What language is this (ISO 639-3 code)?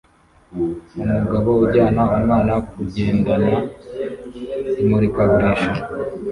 kin